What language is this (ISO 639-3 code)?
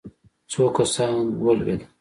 pus